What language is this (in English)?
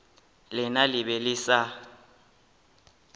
Northern Sotho